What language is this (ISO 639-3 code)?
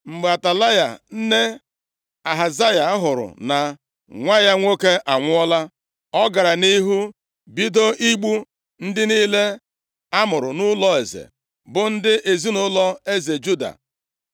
ibo